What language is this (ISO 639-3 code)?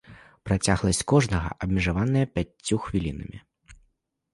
bel